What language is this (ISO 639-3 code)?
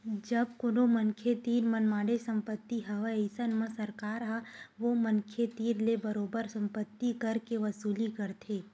hne